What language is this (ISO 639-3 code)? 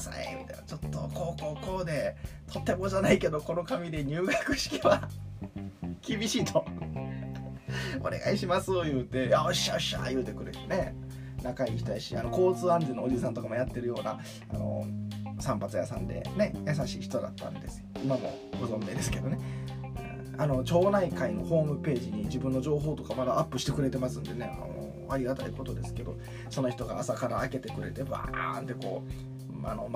jpn